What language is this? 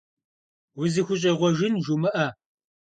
Kabardian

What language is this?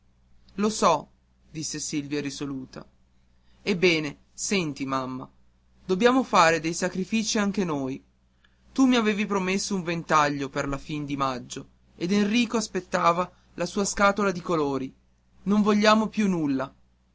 Italian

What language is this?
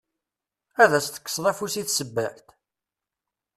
Kabyle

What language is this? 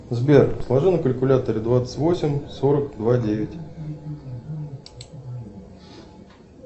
Russian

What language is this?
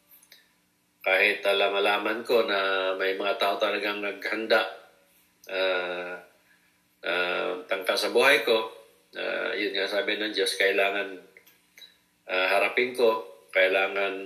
Filipino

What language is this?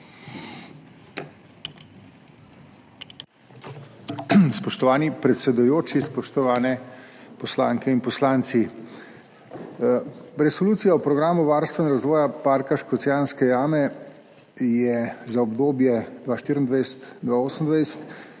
Slovenian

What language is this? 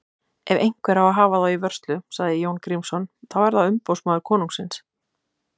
Icelandic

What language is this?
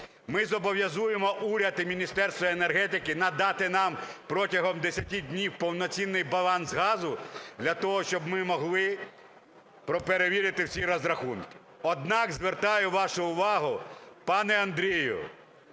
Ukrainian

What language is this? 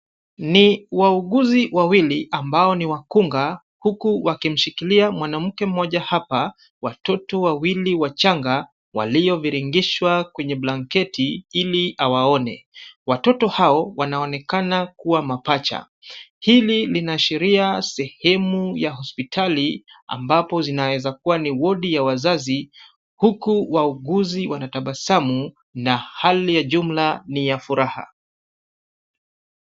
Swahili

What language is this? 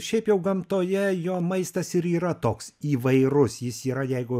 Lithuanian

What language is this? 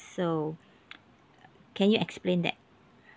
English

